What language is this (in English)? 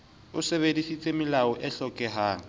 Southern Sotho